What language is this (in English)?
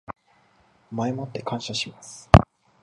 Japanese